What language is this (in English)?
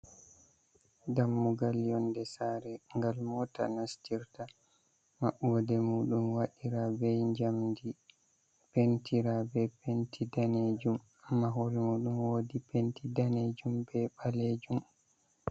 Fula